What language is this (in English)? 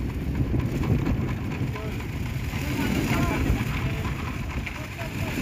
Indonesian